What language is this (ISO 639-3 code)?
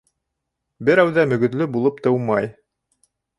bak